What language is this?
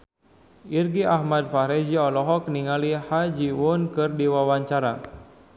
Sundanese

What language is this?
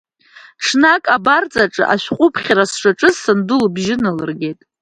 Abkhazian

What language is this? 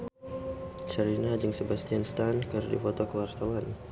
Sundanese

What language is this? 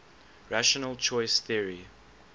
English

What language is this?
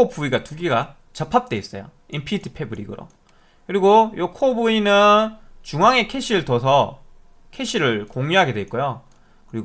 Korean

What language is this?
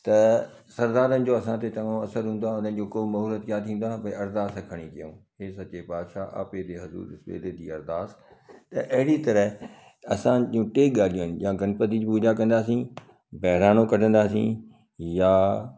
Sindhi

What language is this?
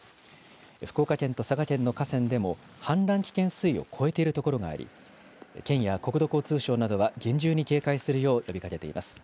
Japanese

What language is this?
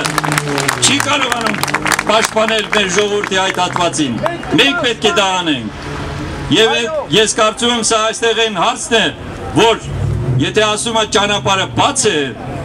Romanian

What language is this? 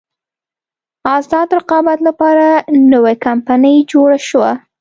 Pashto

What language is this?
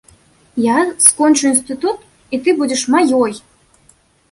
Belarusian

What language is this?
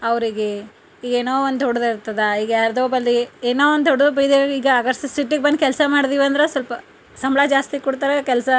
Kannada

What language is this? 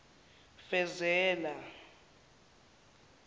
Zulu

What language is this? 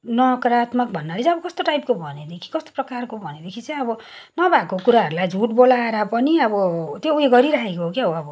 Nepali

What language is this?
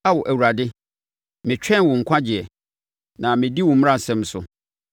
Akan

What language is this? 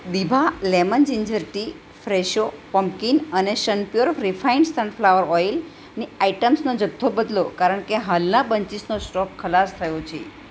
Gujarati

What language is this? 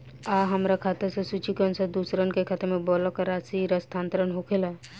Bhojpuri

